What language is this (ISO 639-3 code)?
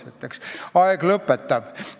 est